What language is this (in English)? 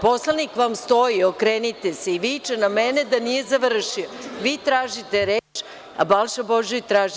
Serbian